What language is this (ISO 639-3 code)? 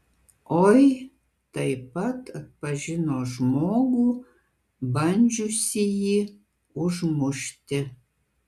lit